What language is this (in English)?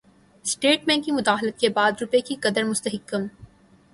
Urdu